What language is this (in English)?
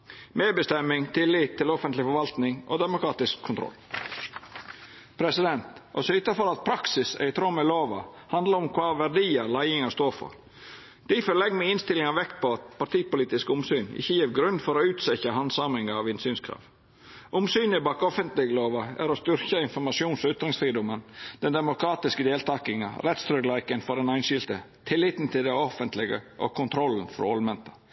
Norwegian Nynorsk